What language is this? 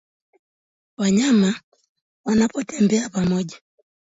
Swahili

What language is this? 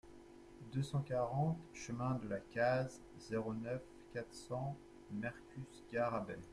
French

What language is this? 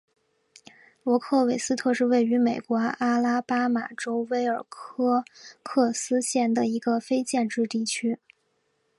Chinese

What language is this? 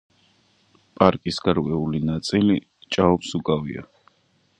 Georgian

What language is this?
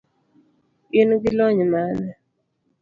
Luo (Kenya and Tanzania)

